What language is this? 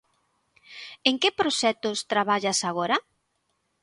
Galician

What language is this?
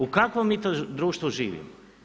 Croatian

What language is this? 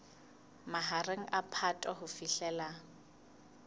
Southern Sotho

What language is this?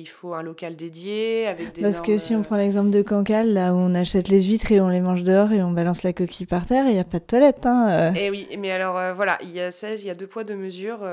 French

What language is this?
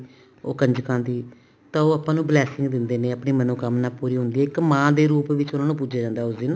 Punjabi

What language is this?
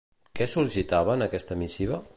Catalan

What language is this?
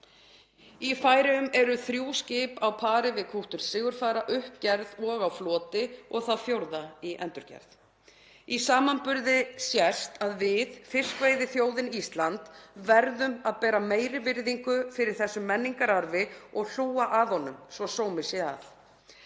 Icelandic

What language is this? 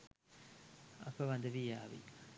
Sinhala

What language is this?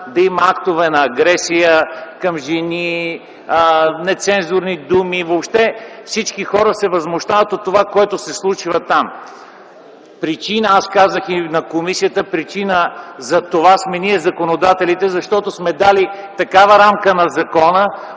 Bulgarian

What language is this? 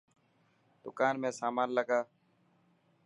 Dhatki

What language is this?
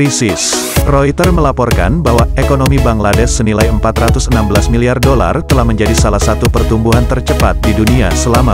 Indonesian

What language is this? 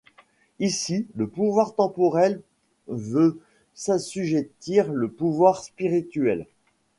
French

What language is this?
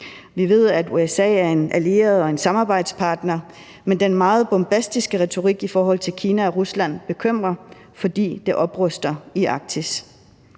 Danish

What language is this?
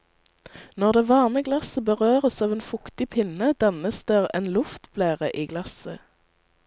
Norwegian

